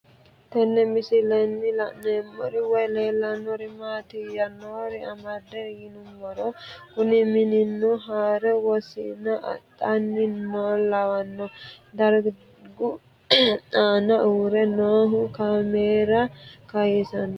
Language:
Sidamo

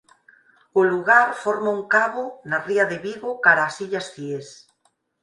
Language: Galician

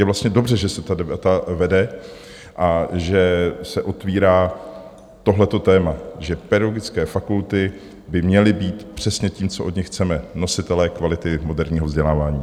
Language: Czech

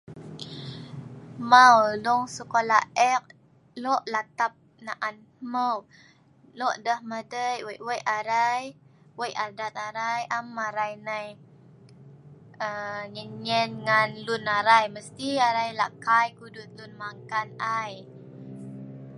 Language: Sa'ban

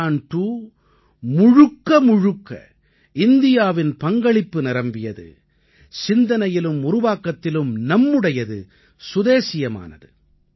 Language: Tamil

